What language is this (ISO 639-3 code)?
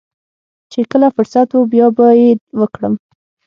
pus